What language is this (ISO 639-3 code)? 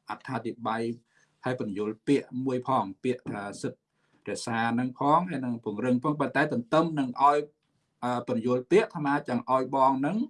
vie